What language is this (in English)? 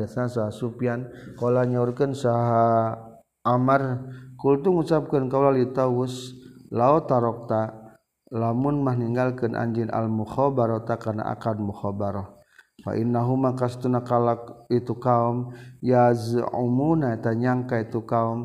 Malay